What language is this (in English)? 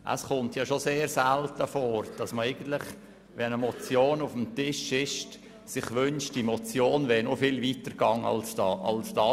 Swiss German